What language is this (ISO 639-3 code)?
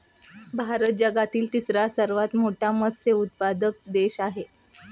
mar